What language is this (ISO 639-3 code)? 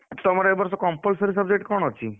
ori